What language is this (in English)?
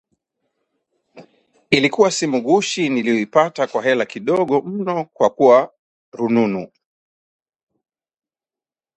Swahili